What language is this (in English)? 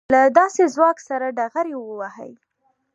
Pashto